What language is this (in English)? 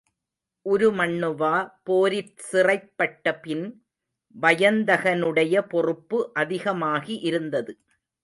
Tamil